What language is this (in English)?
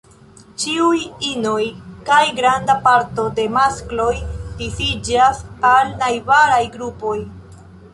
Esperanto